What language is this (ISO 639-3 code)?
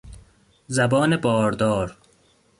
fas